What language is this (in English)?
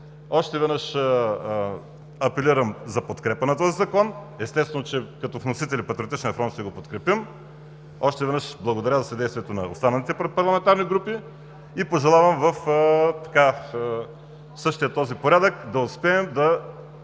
Bulgarian